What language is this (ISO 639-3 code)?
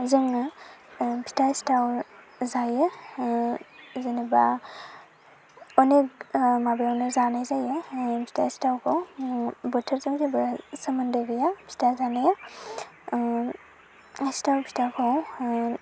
brx